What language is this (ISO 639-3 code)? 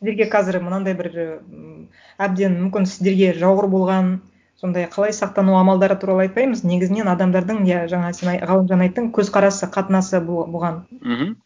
kaz